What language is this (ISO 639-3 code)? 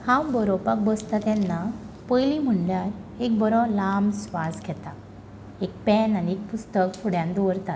kok